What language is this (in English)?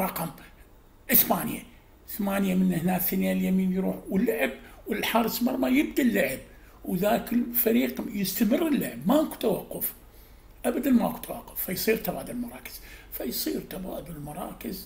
Arabic